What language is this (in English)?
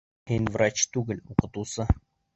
Bashkir